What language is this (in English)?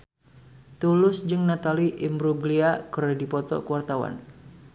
Sundanese